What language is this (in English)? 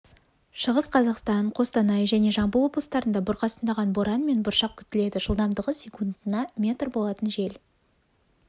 Kazakh